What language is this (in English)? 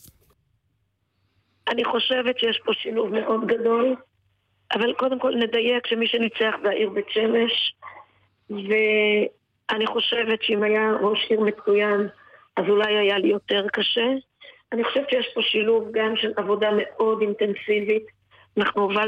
Hebrew